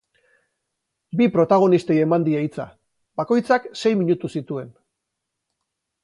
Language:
Basque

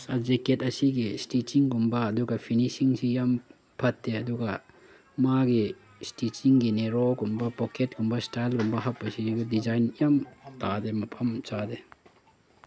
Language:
Manipuri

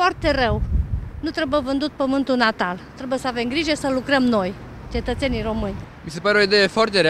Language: Romanian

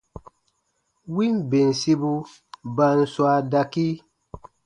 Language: Baatonum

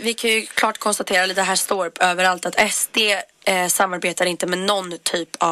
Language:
Swedish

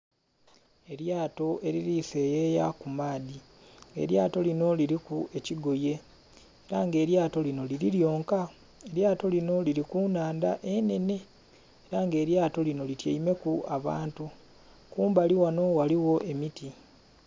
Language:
Soga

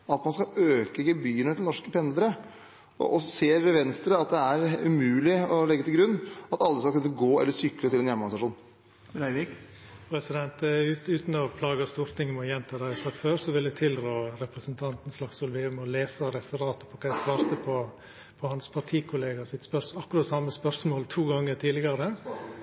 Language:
Norwegian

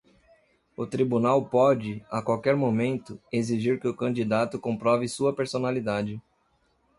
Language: Portuguese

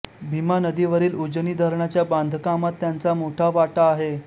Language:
Marathi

